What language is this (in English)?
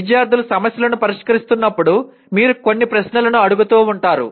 Telugu